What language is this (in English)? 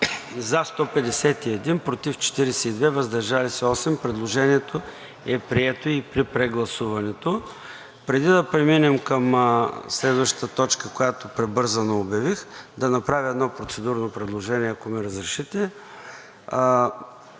Bulgarian